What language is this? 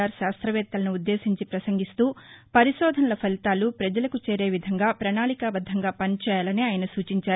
Telugu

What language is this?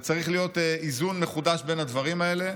Hebrew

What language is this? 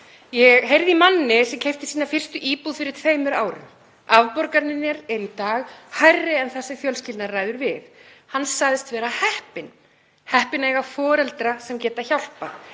Icelandic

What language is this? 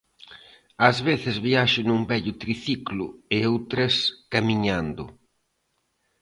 Galician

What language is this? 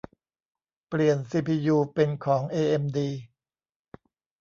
Thai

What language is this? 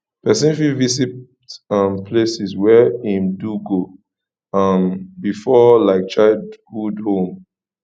Nigerian Pidgin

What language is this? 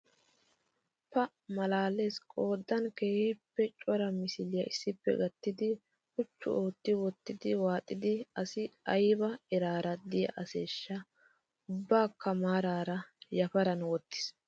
Wolaytta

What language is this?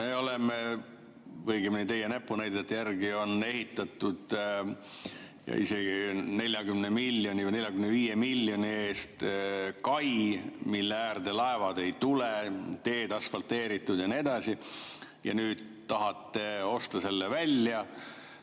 Estonian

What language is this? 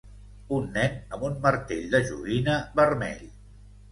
Catalan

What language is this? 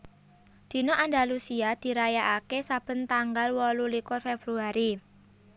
Javanese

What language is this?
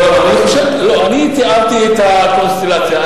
Hebrew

